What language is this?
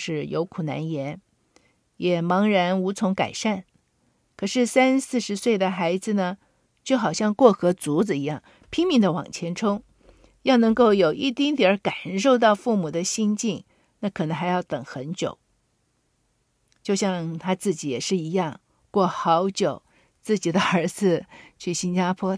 Chinese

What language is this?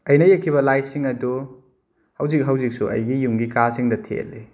Manipuri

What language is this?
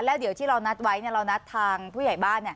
Thai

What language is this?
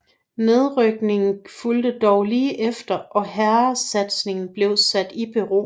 Danish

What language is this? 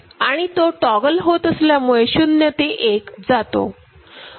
Marathi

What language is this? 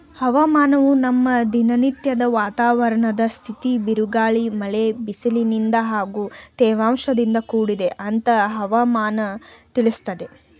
Kannada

